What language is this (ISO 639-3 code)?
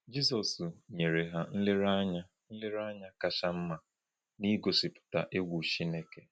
ibo